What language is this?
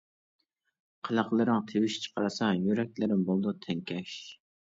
Uyghur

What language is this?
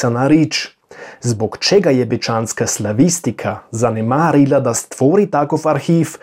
Croatian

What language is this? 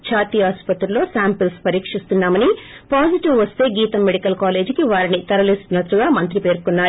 Telugu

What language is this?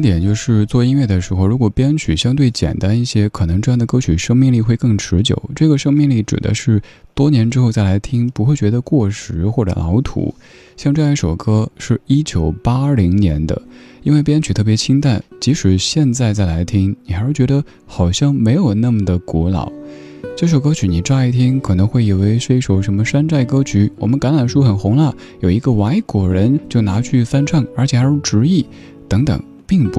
Chinese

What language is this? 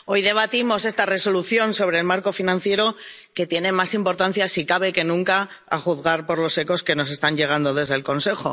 Spanish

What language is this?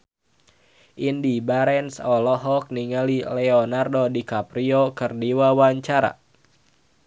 Sundanese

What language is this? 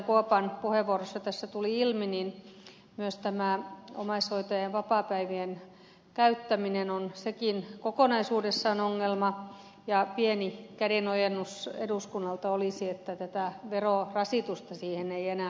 Finnish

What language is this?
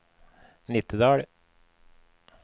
Norwegian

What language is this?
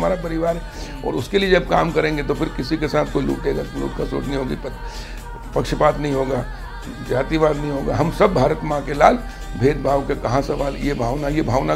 Hindi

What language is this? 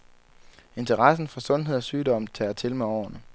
Danish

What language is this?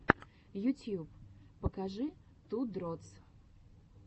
Russian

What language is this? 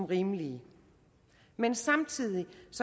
Danish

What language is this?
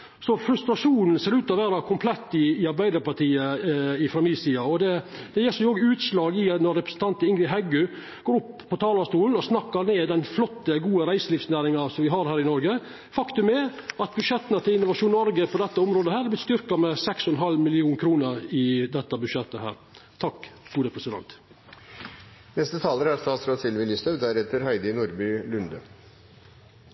Norwegian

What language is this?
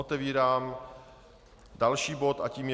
Czech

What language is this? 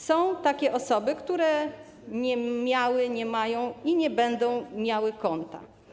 Polish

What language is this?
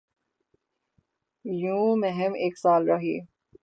Urdu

